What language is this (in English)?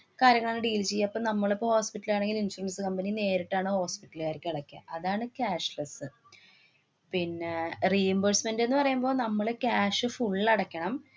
Malayalam